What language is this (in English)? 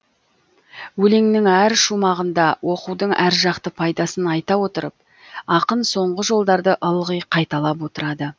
Kazakh